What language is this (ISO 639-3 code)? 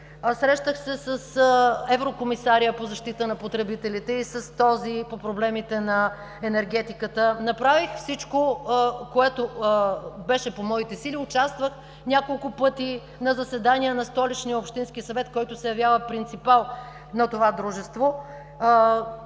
bul